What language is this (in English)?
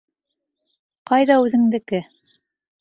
Bashkir